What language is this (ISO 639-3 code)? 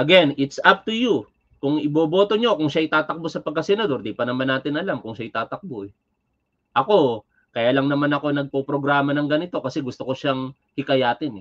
fil